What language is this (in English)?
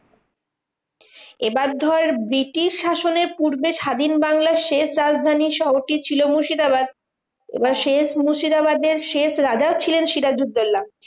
Bangla